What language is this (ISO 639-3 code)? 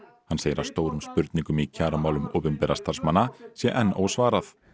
isl